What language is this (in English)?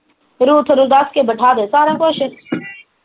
Punjabi